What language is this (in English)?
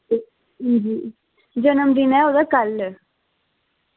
Dogri